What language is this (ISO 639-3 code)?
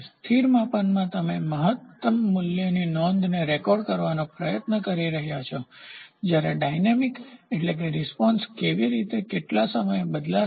guj